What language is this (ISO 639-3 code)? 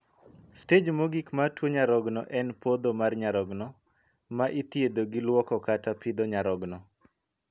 luo